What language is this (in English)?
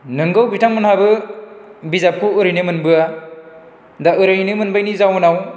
Bodo